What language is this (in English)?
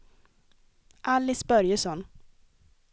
Swedish